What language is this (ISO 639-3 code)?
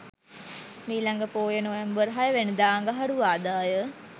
sin